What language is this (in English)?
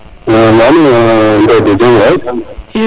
Serer